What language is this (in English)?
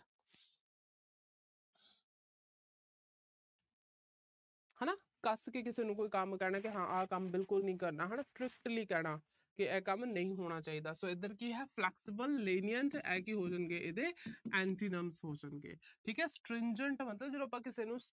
Punjabi